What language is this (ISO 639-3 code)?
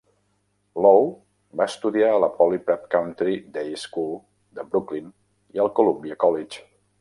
cat